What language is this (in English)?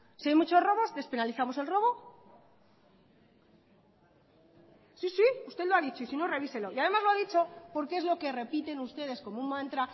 Spanish